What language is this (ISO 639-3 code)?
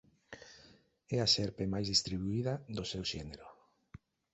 glg